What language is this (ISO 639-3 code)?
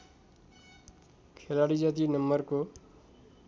nep